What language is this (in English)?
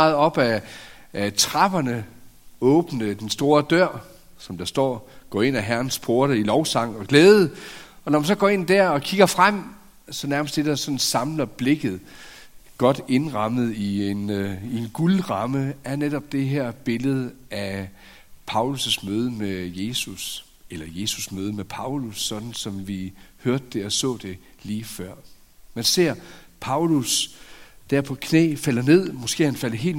Danish